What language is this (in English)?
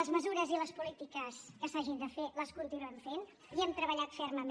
Catalan